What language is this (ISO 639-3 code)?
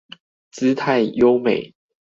zho